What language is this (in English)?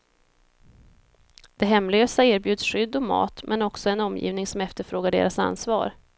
Swedish